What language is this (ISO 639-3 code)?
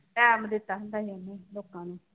pan